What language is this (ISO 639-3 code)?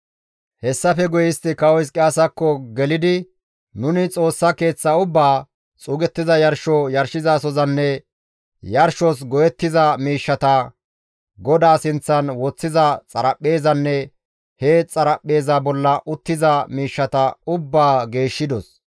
gmv